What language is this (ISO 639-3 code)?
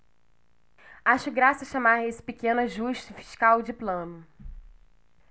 por